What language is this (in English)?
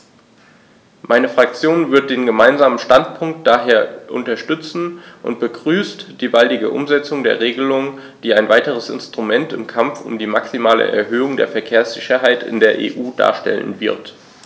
German